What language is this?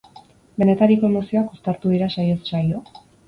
Basque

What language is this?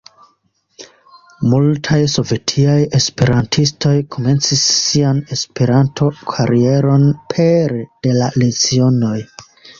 Esperanto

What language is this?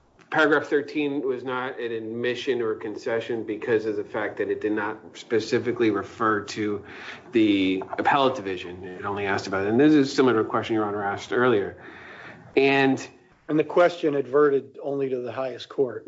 English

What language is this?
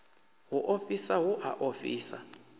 Venda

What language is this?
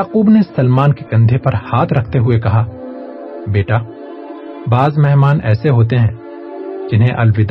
Urdu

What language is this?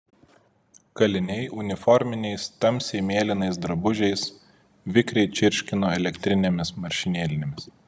Lithuanian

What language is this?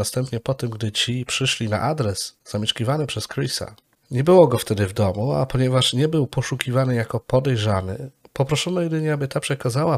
Polish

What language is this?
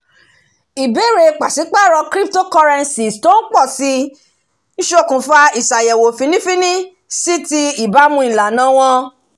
Yoruba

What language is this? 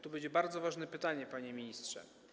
Polish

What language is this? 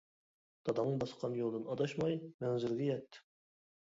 Uyghur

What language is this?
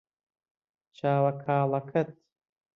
Central Kurdish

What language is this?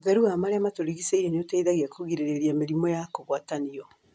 Kikuyu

